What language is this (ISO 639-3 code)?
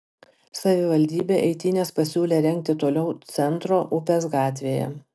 lit